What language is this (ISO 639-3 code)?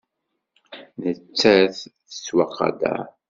kab